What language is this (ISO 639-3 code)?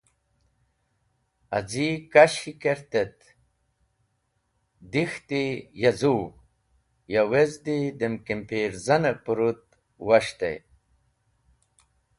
wbl